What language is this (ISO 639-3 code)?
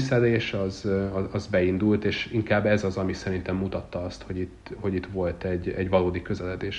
hun